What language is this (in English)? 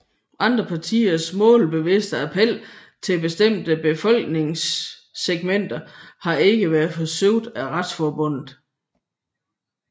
Danish